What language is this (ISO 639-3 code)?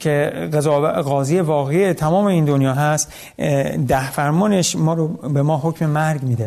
fas